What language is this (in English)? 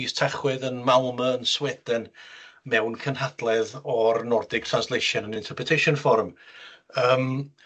Welsh